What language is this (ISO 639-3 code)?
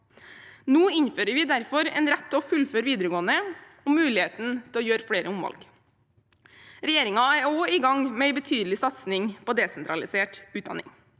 nor